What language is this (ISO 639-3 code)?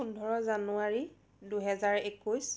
asm